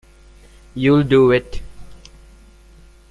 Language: English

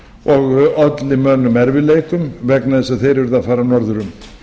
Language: Icelandic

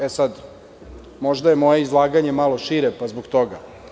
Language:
Serbian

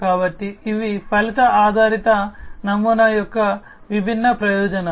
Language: Telugu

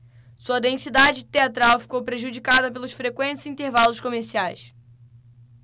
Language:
Portuguese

